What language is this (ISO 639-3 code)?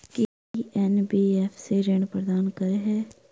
mai